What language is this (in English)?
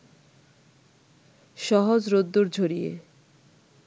Bangla